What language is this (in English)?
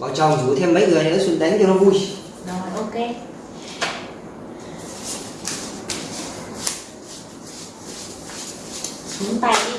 Vietnamese